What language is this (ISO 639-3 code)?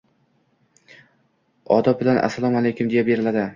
uzb